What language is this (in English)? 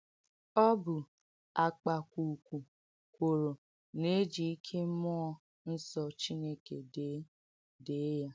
Igbo